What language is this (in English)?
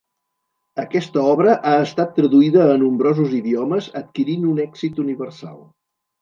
Catalan